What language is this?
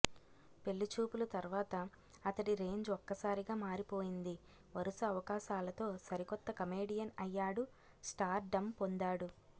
Telugu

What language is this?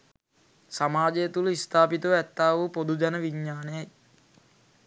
Sinhala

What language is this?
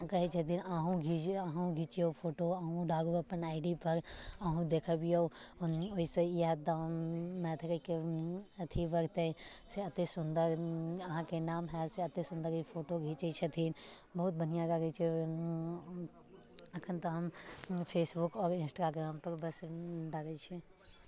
Maithili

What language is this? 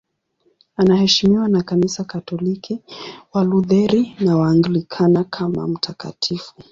Swahili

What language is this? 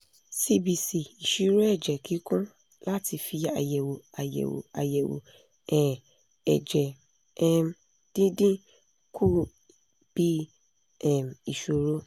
Yoruba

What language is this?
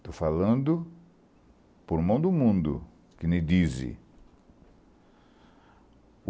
Portuguese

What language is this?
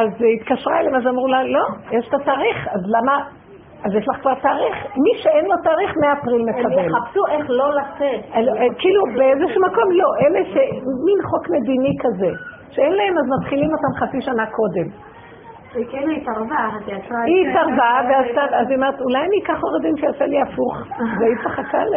Hebrew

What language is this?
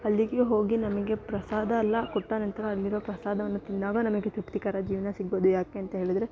Kannada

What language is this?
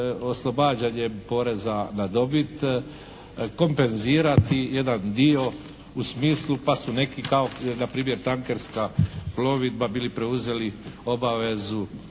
Croatian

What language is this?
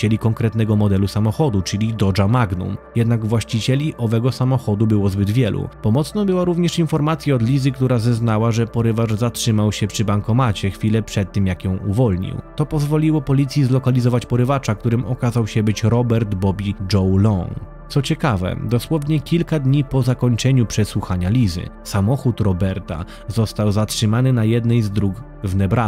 Polish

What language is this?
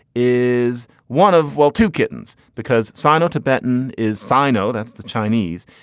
English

